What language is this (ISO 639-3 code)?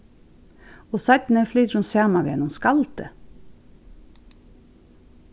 fao